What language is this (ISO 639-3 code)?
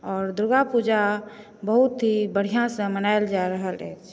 mai